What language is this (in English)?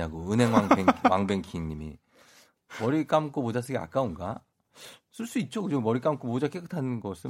Korean